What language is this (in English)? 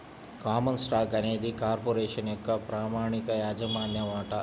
Telugu